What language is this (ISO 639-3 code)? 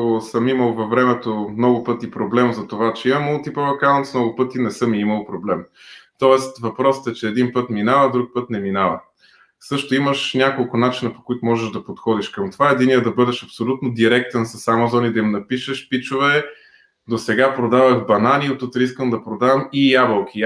bul